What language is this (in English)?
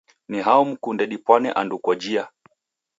Taita